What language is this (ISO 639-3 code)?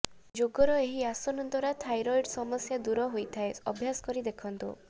ori